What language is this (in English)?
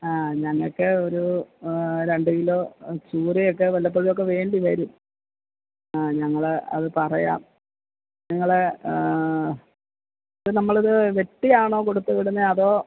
Malayalam